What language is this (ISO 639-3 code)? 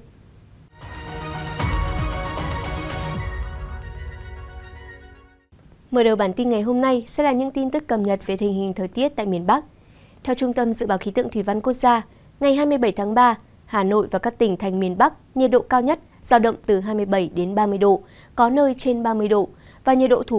vie